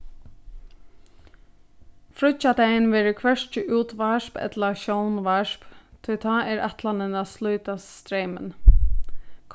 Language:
Faroese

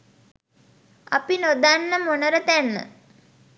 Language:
Sinhala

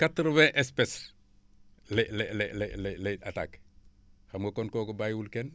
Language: Wolof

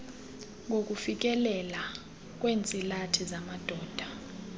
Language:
Xhosa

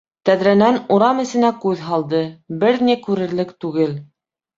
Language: Bashkir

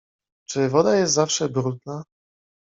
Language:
Polish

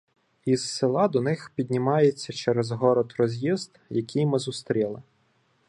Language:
Ukrainian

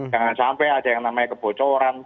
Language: Indonesian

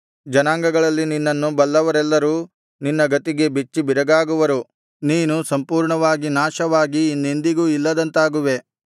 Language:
Kannada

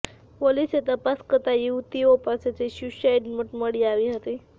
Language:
Gujarati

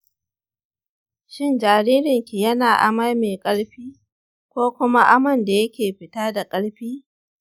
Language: Hausa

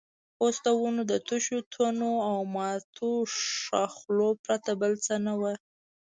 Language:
Pashto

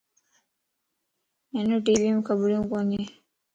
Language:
Lasi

